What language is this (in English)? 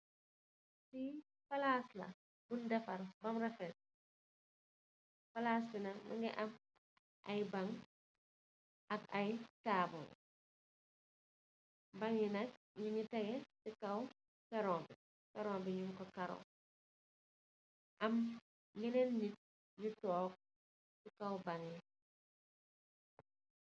Wolof